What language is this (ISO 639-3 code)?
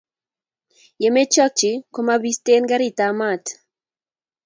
kln